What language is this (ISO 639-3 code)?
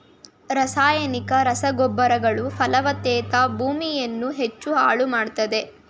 kan